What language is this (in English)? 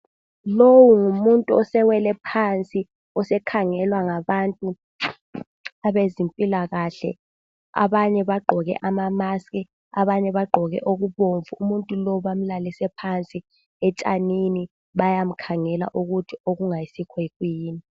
North Ndebele